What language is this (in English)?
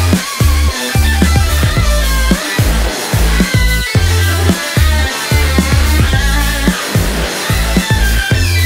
Russian